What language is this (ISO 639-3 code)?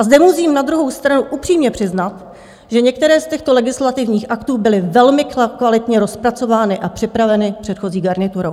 ces